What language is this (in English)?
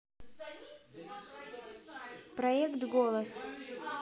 Russian